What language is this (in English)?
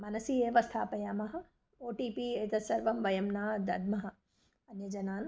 Sanskrit